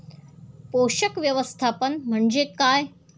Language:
Marathi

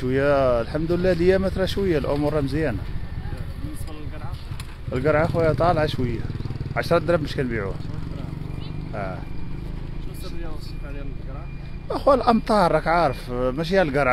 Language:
Arabic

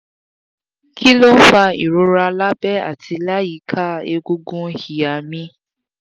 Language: Yoruba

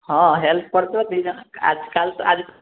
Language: Odia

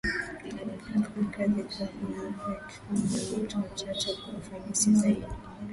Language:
Swahili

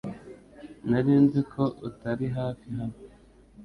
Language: Kinyarwanda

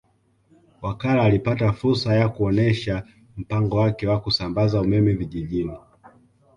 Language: Swahili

